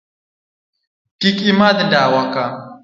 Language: Luo (Kenya and Tanzania)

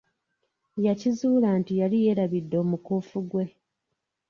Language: Ganda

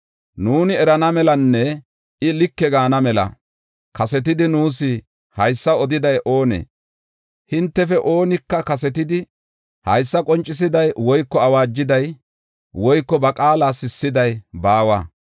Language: Gofa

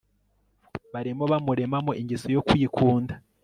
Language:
Kinyarwanda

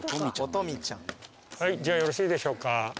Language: Japanese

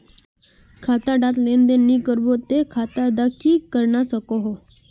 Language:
Magahi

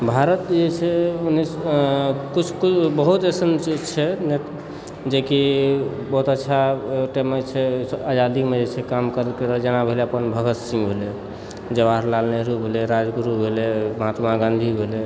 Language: Maithili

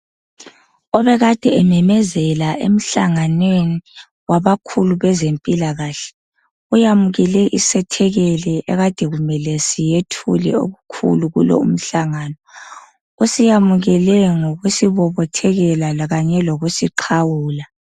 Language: North Ndebele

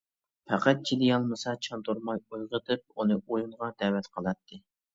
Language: Uyghur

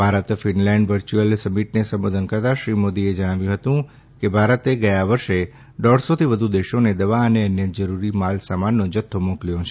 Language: Gujarati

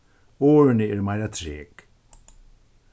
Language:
Faroese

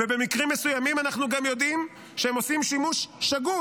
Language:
Hebrew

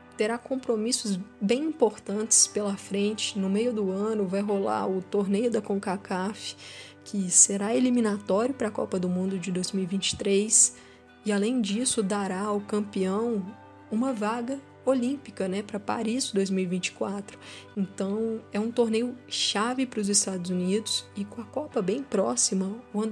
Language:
Portuguese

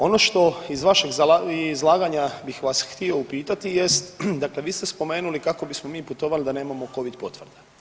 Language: Croatian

